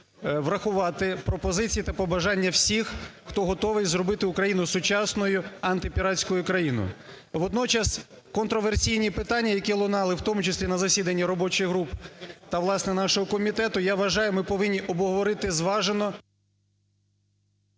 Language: Ukrainian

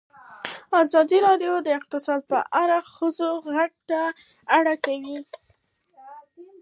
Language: Pashto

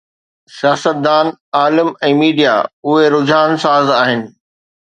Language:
Sindhi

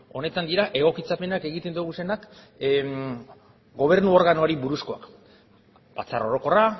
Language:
Basque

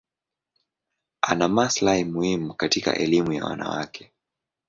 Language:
Swahili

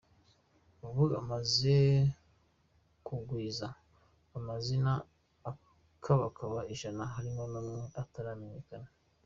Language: Kinyarwanda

